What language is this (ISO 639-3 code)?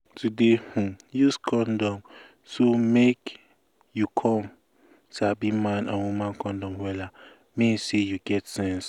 pcm